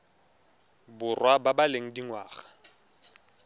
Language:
Tswana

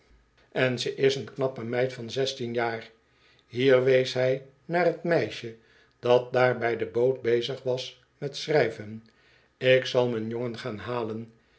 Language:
Dutch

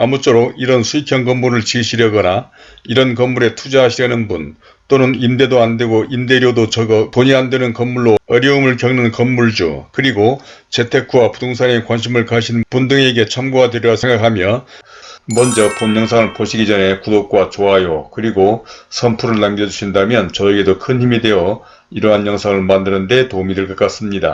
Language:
Korean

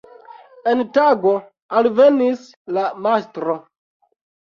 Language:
Esperanto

